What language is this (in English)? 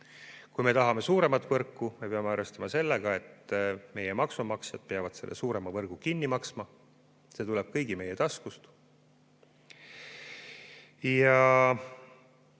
Estonian